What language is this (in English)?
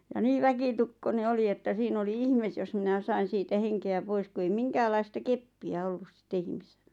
Finnish